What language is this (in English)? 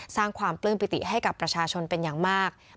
Thai